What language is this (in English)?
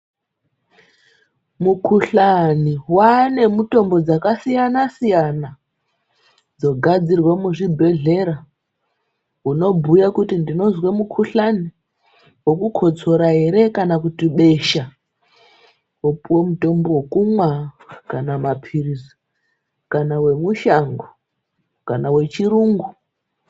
Ndau